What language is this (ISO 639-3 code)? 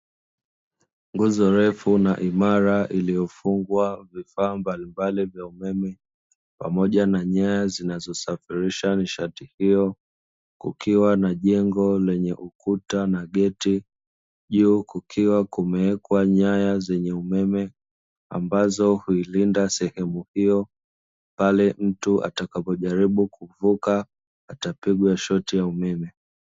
swa